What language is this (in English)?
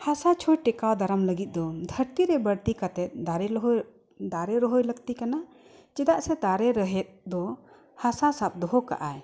Santali